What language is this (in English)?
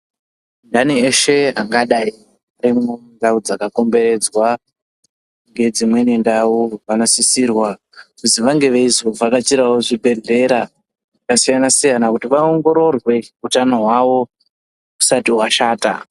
Ndau